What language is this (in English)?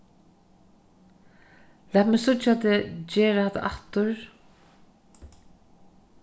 Faroese